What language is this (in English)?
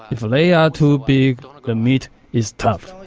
English